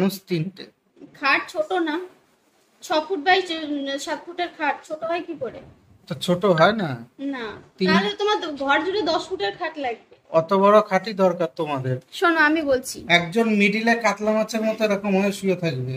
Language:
Thai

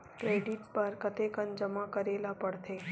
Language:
Chhattisgarhi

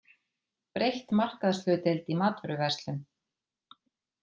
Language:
Icelandic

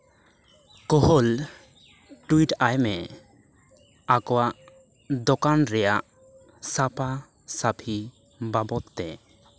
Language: Santali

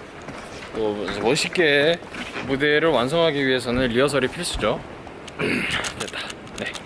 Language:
Korean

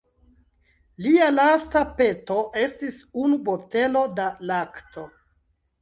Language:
Esperanto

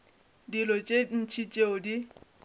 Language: Northern Sotho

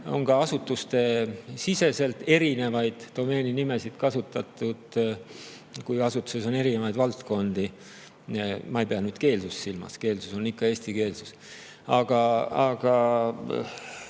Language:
Estonian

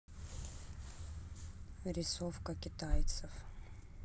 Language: Russian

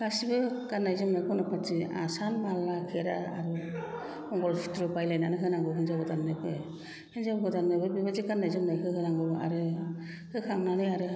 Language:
Bodo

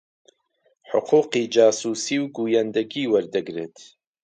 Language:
Central Kurdish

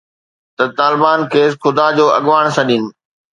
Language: Sindhi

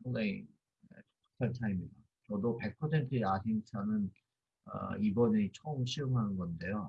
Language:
Korean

